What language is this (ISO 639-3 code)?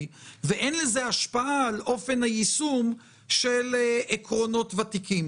heb